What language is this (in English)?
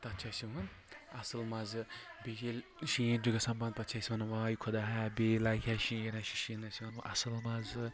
Kashmiri